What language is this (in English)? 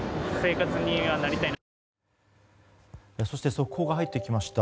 Japanese